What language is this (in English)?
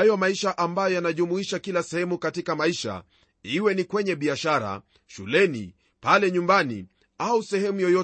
Swahili